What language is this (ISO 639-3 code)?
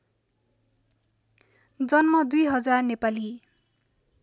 nep